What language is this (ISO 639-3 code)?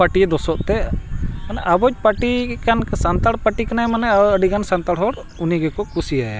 sat